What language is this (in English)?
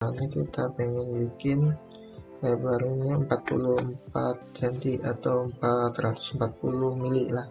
Indonesian